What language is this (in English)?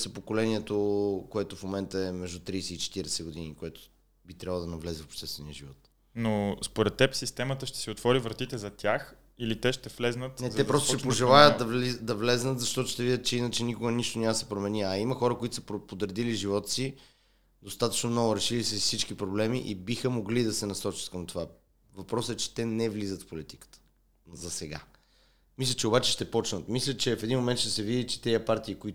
Bulgarian